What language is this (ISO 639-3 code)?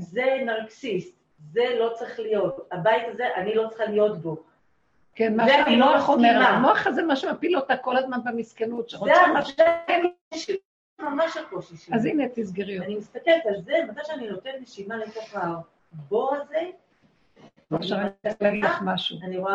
heb